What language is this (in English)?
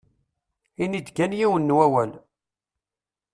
Kabyle